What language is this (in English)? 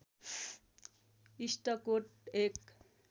Nepali